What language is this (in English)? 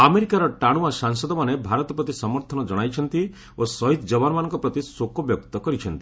Odia